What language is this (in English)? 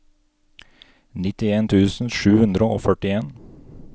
Norwegian